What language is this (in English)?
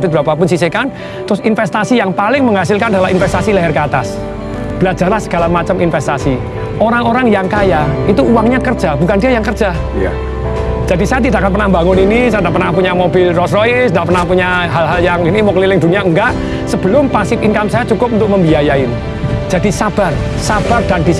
Indonesian